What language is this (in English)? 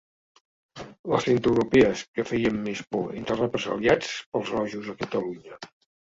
Catalan